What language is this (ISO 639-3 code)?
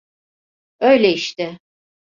tur